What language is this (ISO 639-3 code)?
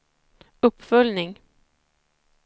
swe